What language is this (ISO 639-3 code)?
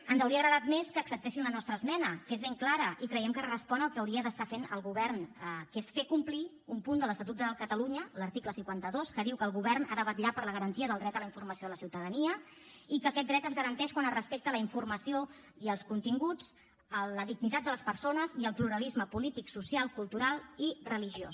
cat